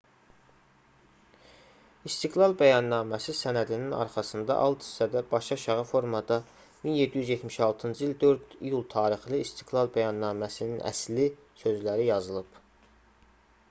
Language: Azerbaijani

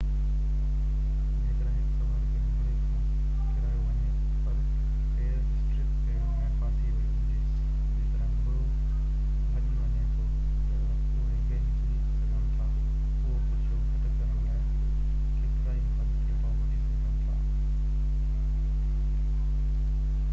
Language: Sindhi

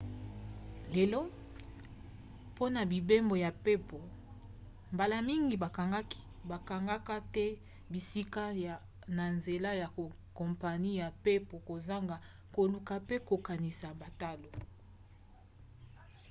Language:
Lingala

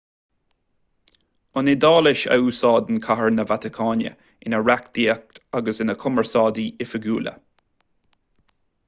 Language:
Irish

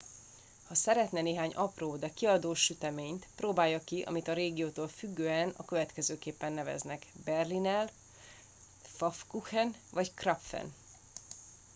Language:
Hungarian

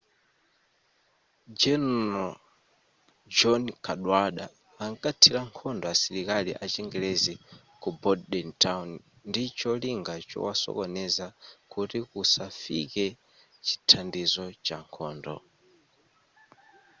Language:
Nyanja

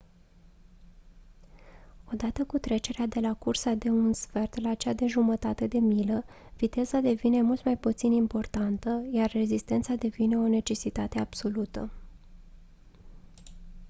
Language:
Romanian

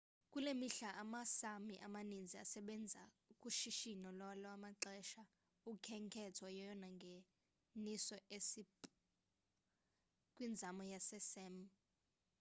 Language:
Xhosa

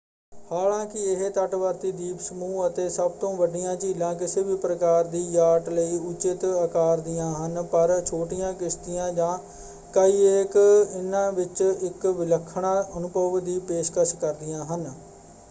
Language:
Punjabi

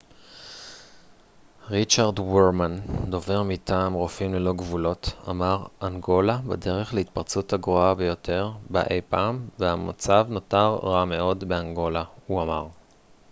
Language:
Hebrew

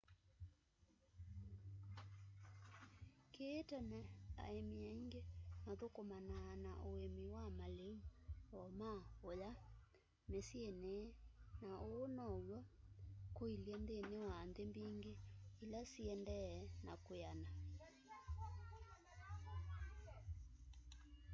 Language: Kamba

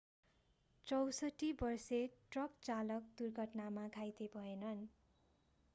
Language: Nepali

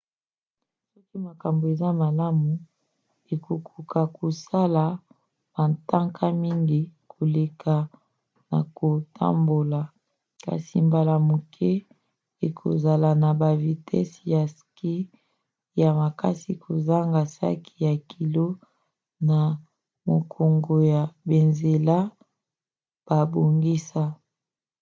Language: Lingala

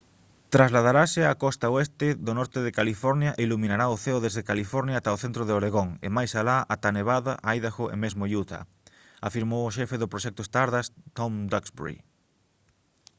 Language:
Galician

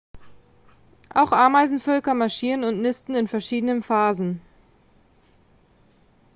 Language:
German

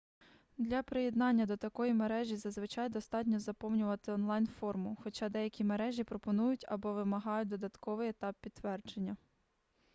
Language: Ukrainian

